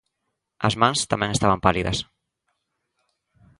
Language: Galician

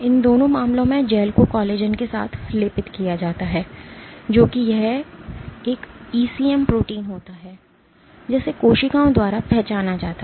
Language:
Hindi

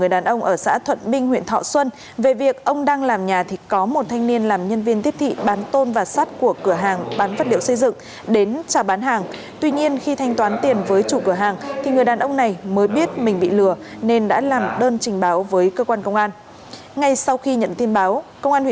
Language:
Vietnamese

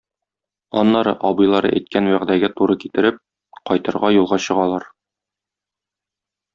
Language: Tatar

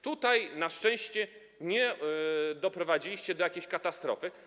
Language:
Polish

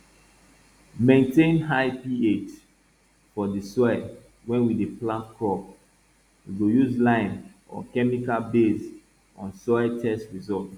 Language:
Nigerian Pidgin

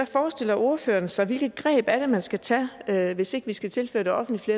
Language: Danish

